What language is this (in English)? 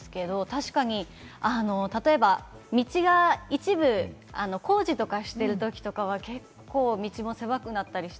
Japanese